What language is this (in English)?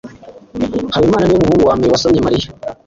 Kinyarwanda